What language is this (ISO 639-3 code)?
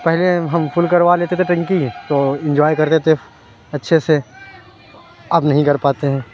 urd